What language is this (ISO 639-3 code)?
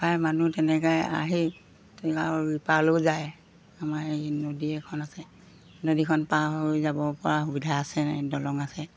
asm